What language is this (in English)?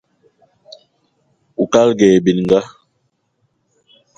Eton (Cameroon)